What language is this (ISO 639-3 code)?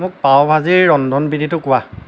asm